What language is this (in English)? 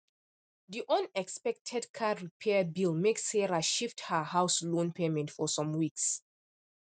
Nigerian Pidgin